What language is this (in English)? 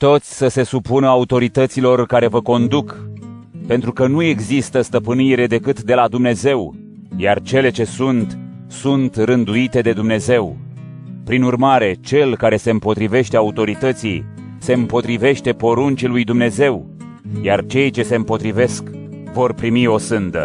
Romanian